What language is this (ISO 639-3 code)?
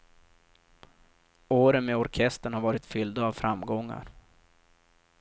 swe